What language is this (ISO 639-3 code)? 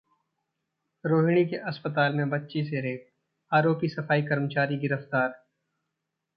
hin